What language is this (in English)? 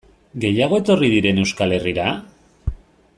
Basque